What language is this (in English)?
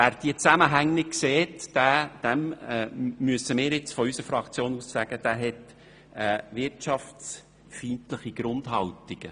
Swiss German